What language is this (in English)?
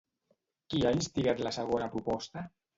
Catalan